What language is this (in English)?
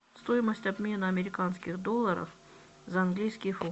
Russian